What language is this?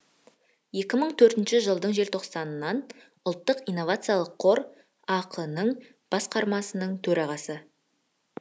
Kazakh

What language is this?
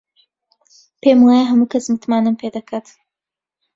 Central Kurdish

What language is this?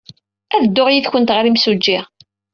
Kabyle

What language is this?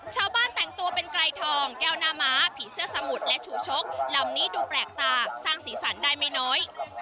Thai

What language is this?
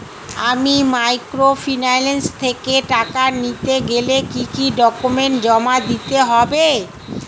Bangla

